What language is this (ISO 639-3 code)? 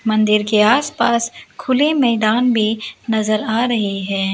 hin